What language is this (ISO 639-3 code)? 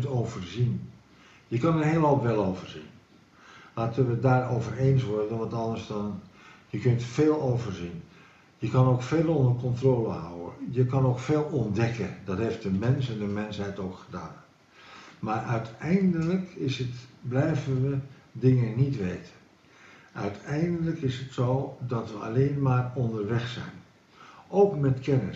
nld